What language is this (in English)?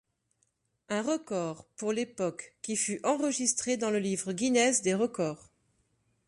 French